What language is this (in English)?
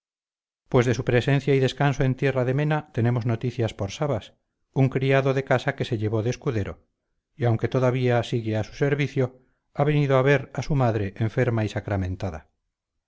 Spanish